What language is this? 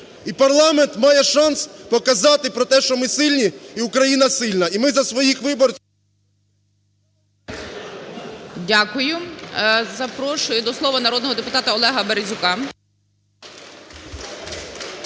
Ukrainian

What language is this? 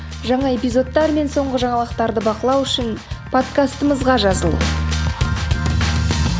Kazakh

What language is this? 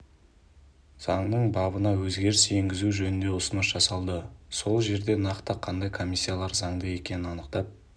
Kazakh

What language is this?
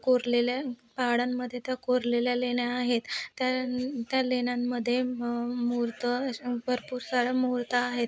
Marathi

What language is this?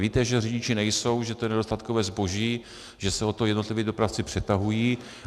Czech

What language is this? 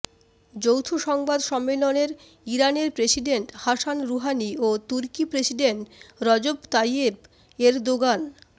Bangla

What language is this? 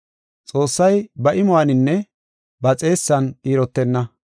Gofa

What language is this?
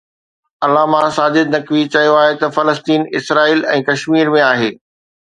Sindhi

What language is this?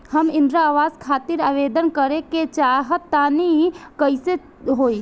Bhojpuri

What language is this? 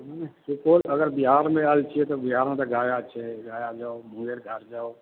Maithili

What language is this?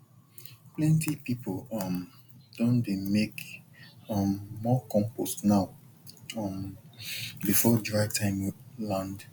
Nigerian Pidgin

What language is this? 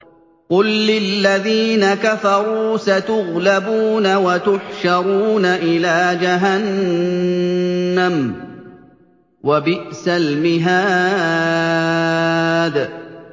Arabic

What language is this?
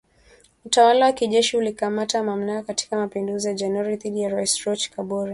Swahili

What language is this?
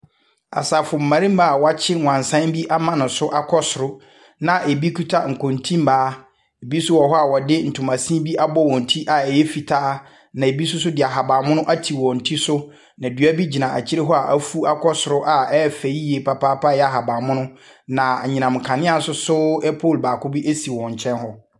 Akan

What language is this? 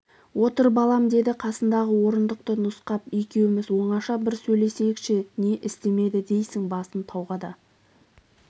Kazakh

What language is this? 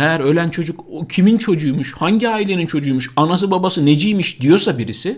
Turkish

